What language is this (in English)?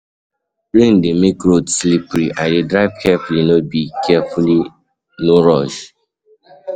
Nigerian Pidgin